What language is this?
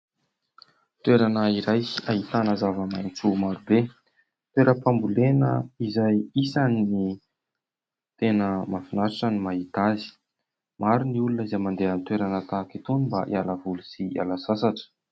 Malagasy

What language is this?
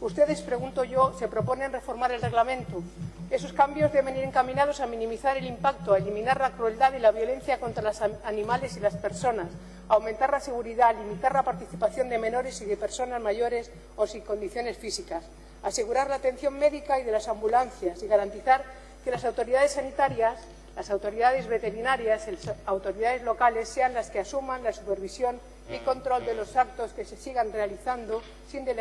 Spanish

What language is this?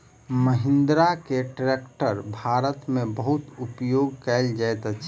Maithili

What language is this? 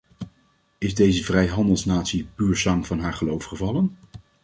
Dutch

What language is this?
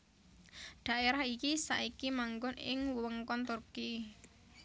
Javanese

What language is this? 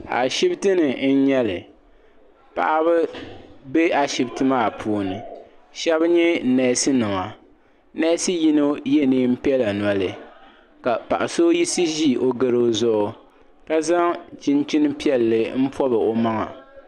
Dagbani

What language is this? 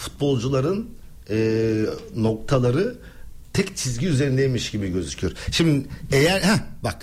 Turkish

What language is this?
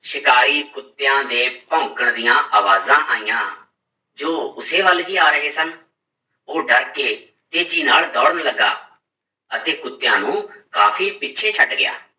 Punjabi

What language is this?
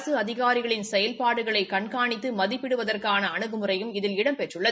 Tamil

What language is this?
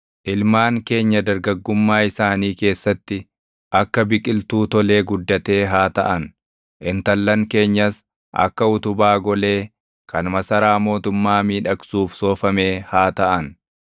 Oromo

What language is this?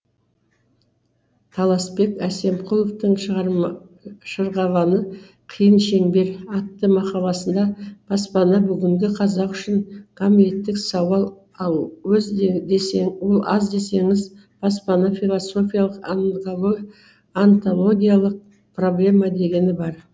Kazakh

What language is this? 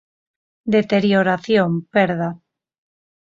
Galician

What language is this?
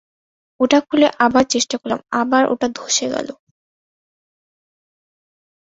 Bangla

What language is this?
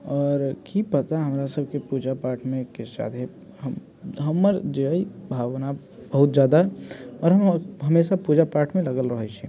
Maithili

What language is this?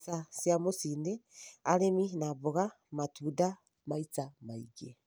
Kikuyu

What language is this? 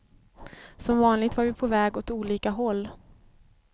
Swedish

